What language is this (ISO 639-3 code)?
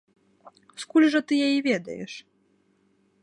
bel